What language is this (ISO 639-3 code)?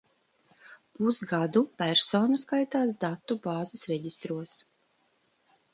lav